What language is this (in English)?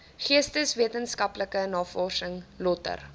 Afrikaans